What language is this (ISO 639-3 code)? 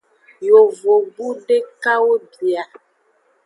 ajg